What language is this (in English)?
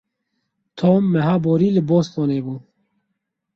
Kurdish